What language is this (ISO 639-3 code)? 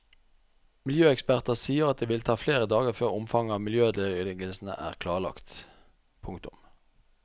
nor